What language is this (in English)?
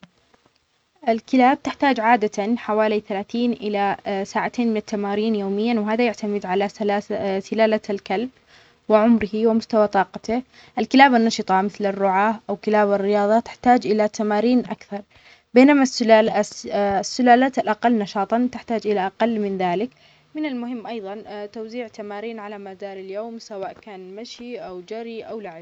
Omani Arabic